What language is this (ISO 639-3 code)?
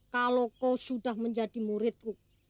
ind